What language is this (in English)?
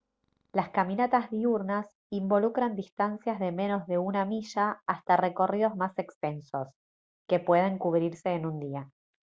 Spanish